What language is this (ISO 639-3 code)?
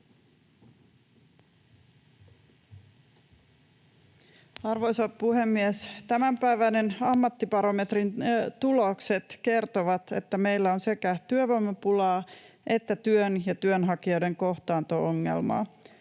fin